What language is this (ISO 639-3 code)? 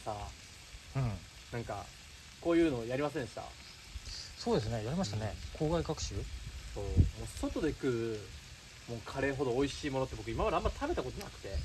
jpn